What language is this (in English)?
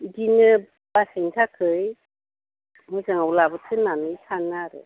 Bodo